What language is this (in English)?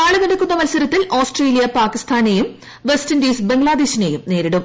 Malayalam